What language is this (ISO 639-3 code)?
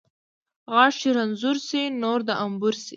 pus